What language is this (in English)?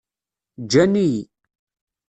Kabyle